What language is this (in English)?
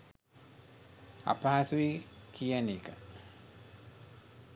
Sinhala